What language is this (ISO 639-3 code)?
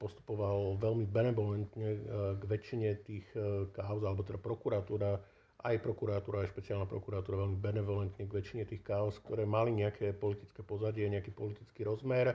slk